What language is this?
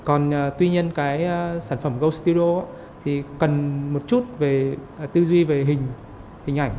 Vietnamese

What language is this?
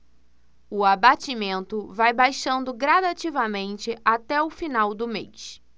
Portuguese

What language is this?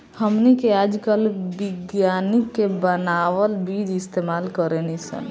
Bhojpuri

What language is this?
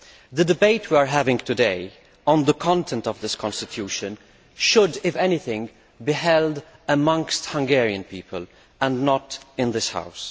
English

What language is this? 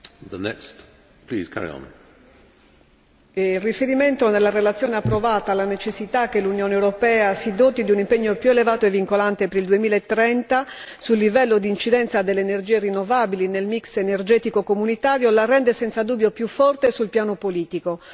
Italian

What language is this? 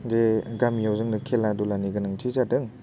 Bodo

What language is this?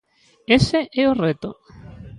Galician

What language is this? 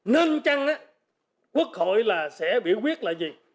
Vietnamese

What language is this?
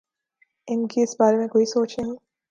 Urdu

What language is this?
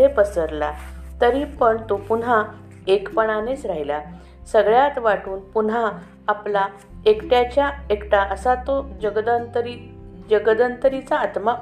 Marathi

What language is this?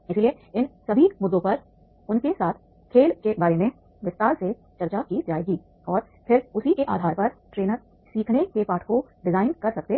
Hindi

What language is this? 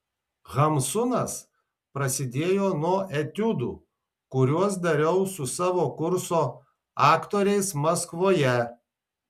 Lithuanian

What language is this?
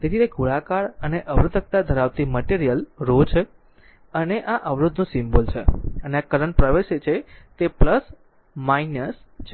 Gujarati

